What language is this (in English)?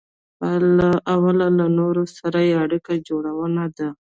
Pashto